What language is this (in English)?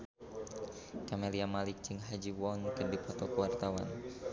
Sundanese